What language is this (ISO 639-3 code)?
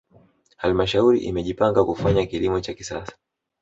swa